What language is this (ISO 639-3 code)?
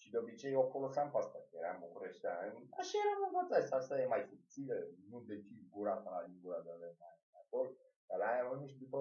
ron